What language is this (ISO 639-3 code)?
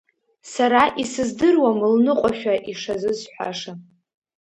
abk